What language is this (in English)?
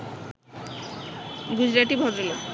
Bangla